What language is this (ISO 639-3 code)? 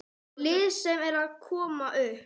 isl